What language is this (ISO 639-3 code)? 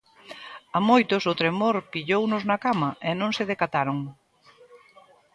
glg